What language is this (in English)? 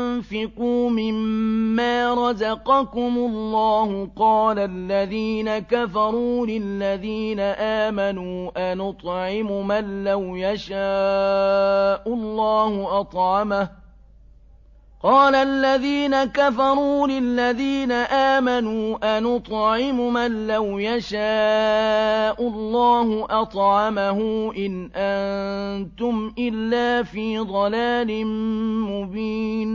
Arabic